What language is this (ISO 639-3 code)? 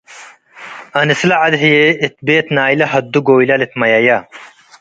tig